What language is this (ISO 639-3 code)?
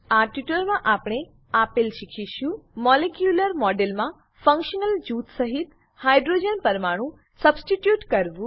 guj